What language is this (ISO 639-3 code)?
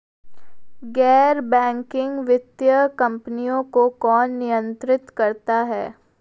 hin